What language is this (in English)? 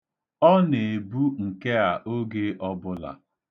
Igbo